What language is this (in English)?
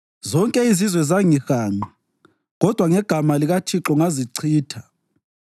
North Ndebele